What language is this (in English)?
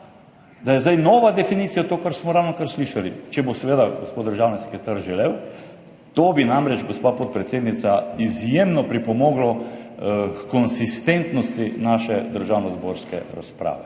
Slovenian